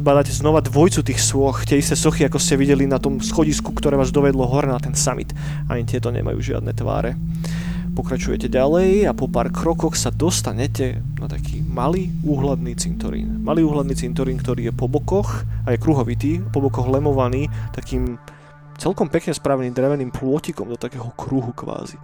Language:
Slovak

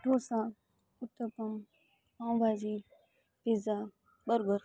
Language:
Gujarati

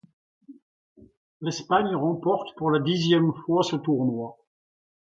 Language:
French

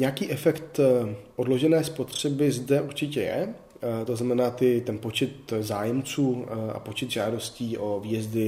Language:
Czech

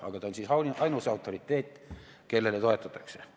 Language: Estonian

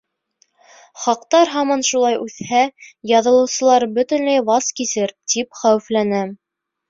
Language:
Bashkir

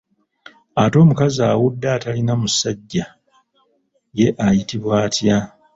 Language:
Ganda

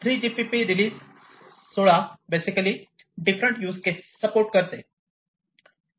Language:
Marathi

